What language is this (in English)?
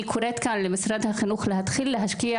Hebrew